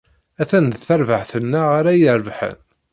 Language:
Kabyle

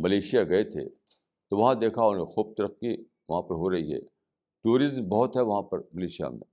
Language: Urdu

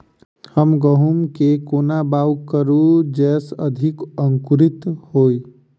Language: Maithili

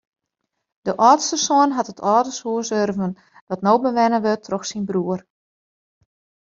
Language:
Western Frisian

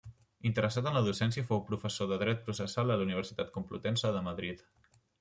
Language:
Catalan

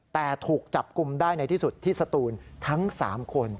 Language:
Thai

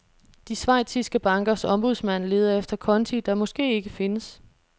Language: Danish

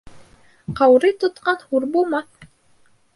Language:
Bashkir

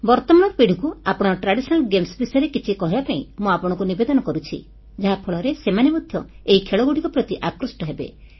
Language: Odia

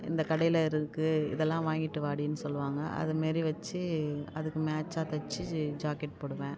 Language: Tamil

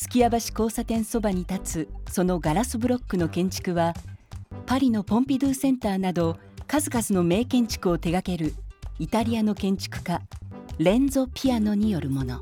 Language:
Japanese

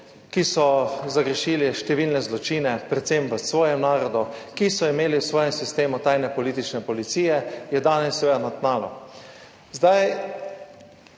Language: Slovenian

